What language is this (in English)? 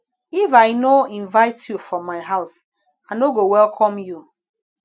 Nigerian Pidgin